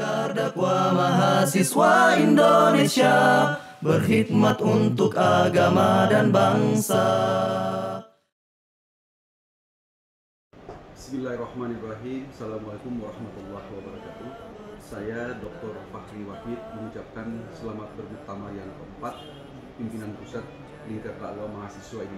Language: Indonesian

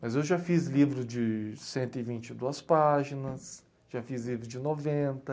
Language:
Portuguese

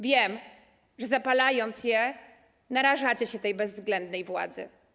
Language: Polish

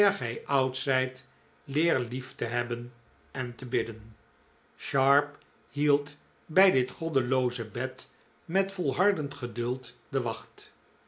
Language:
Dutch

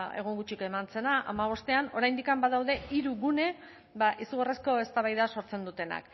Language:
Basque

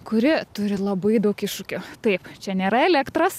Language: Lithuanian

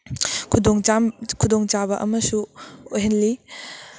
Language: Manipuri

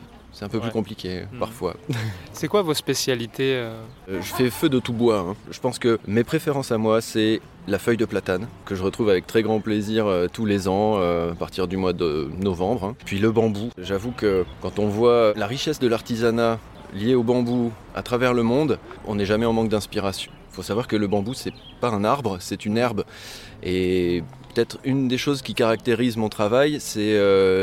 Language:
French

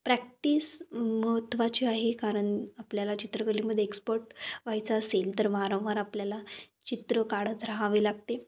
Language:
Marathi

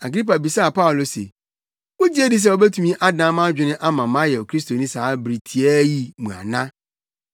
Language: Akan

